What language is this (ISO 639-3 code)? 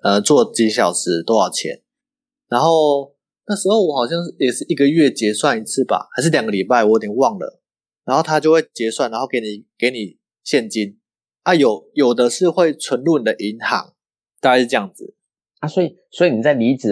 zho